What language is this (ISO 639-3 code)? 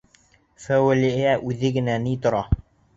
bak